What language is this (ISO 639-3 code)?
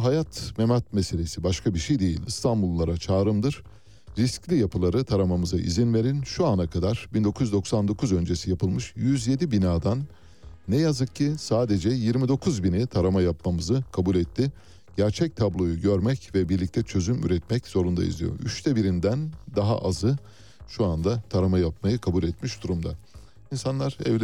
tur